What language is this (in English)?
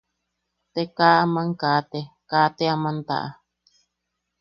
Yaqui